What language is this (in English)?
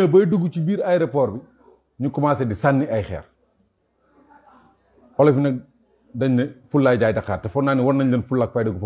French